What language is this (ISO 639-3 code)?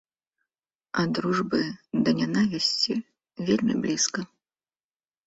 bel